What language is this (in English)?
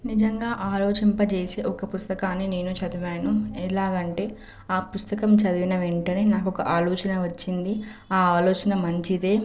Telugu